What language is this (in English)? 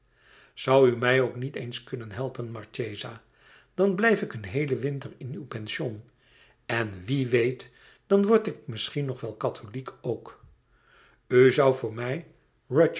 Dutch